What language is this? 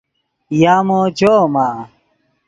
Yidgha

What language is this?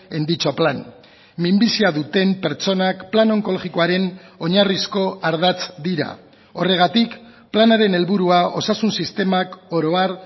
Basque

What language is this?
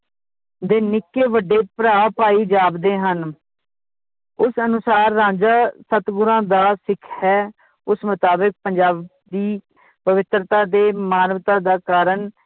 Punjabi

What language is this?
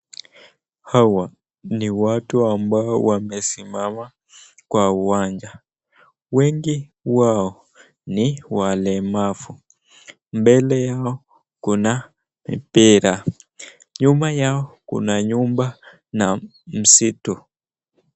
Swahili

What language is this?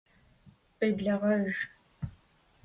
Kabardian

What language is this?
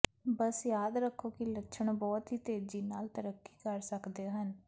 Punjabi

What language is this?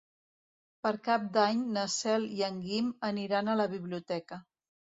Catalan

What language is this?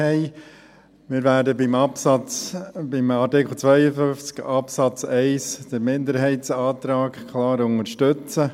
Swiss German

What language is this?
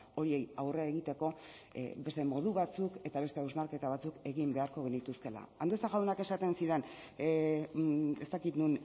Basque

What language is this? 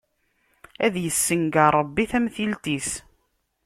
Kabyle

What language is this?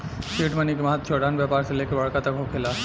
Bhojpuri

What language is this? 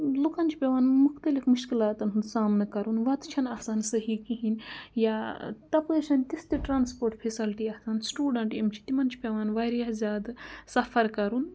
Kashmiri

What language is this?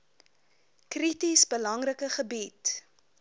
Afrikaans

